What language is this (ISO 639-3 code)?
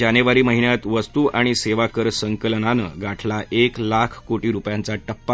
mar